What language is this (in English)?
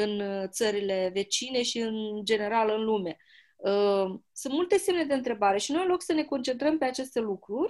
Romanian